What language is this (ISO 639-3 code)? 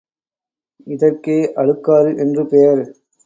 tam